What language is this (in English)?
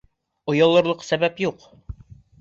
Bashkir